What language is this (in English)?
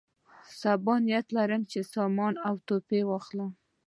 Pashto